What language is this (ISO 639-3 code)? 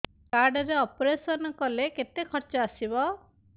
ori